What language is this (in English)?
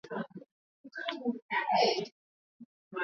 Swahili